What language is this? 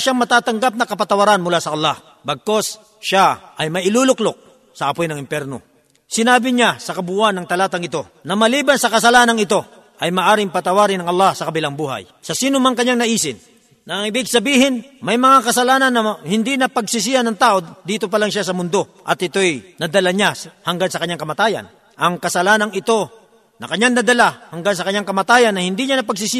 Filipino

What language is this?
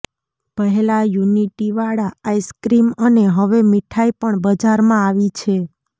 Gujarati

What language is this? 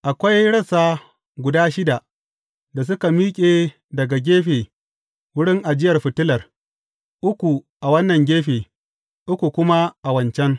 Hausa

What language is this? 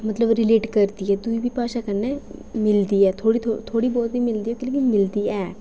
Dogri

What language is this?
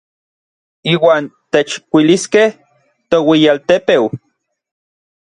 Orizaba Nahuatl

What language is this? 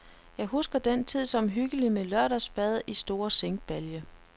Danish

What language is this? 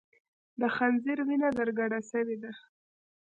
Pashto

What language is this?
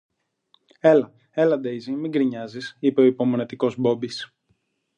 Greek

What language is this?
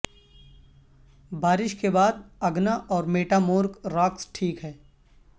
Urdu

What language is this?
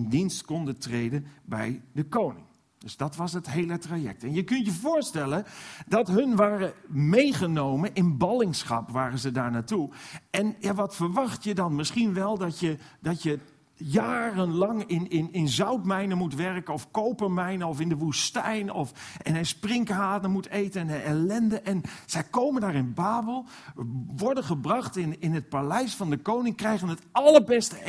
Dutch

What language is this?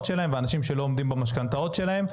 Hebrew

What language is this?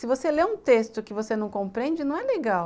Portuguese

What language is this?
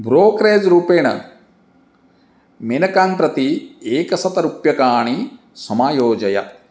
Sanskrit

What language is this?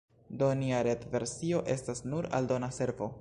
Esperanto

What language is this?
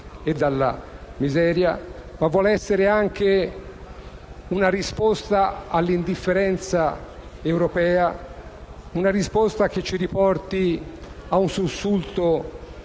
Italian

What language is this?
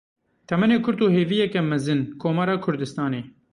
Kurdish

